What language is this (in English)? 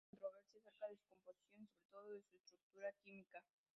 Spanish